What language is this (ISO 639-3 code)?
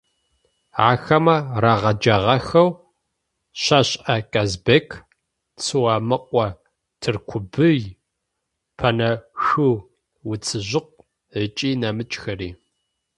ady